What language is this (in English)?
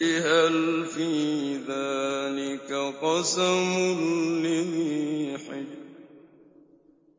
Arabic